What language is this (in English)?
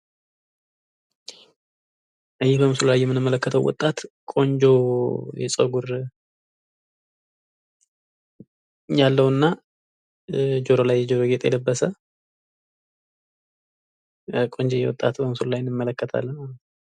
Amharic